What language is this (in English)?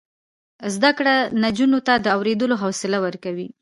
Pashto